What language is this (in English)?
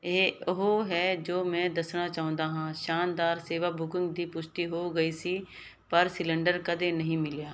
Punjabi